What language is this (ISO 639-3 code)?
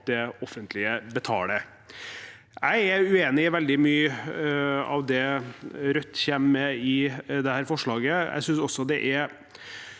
nor